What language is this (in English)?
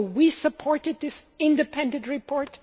English